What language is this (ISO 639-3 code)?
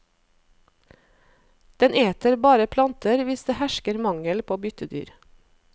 nor